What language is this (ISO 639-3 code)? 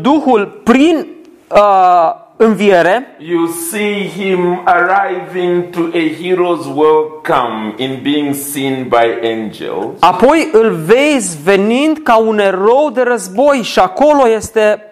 ron